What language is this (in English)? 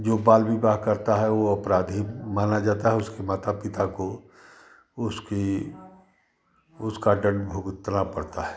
Hindi